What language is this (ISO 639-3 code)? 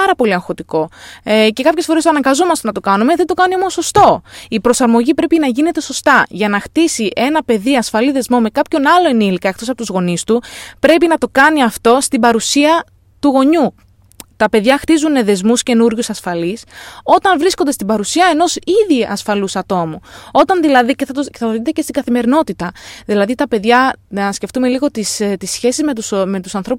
ell